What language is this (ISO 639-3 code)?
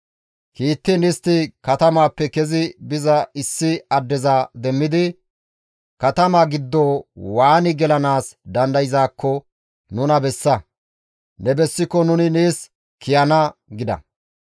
gmv